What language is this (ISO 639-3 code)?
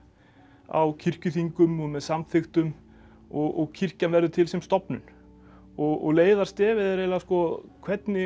isl